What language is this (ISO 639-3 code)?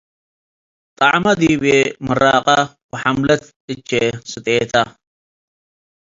tig